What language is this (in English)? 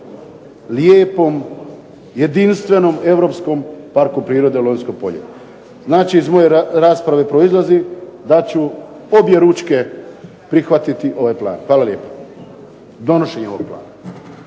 Croatian